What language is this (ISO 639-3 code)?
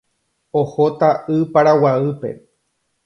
grn